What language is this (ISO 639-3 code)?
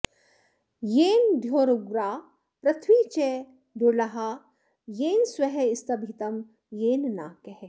san